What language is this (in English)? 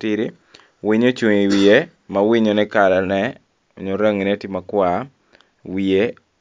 Acoli